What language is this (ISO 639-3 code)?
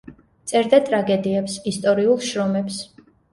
kat